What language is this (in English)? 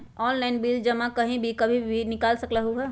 Magahi